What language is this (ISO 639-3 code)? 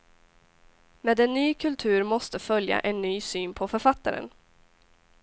swe